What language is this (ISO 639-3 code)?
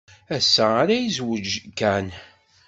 kab